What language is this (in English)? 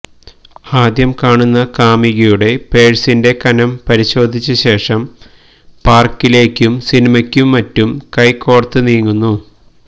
Malayalam